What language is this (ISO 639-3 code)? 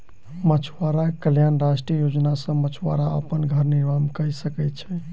mai